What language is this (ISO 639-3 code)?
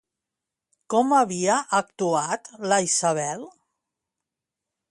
cat